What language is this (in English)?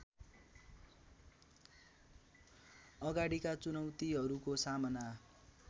Nepali